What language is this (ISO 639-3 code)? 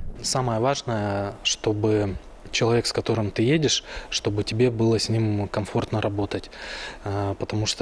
rus